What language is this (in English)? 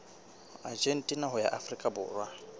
Southern Sotho